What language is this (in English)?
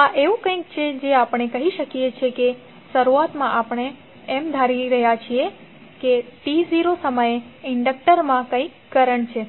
Gujarati